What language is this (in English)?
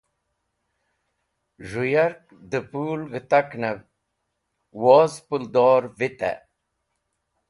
Wakhi